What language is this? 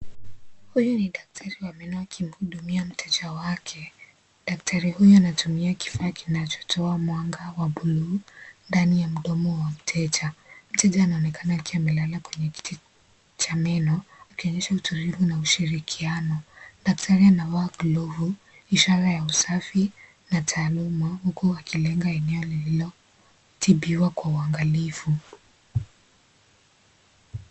Swahili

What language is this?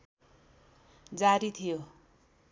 Nepali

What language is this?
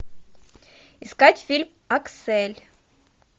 Russian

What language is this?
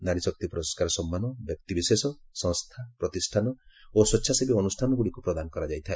Odia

